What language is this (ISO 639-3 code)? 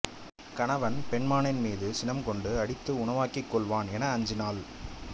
tam